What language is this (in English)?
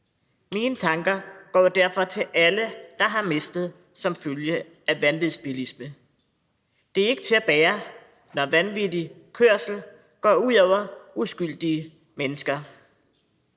Danish